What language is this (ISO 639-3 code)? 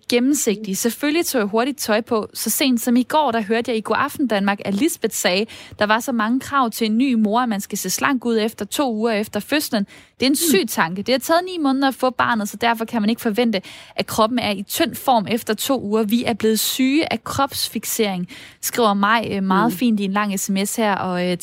dan